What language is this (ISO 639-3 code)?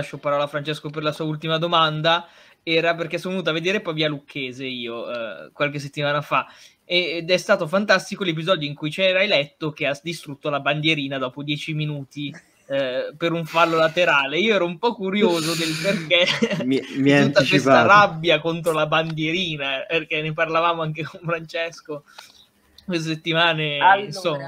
ita